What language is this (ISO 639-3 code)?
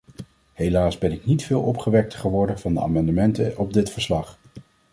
nld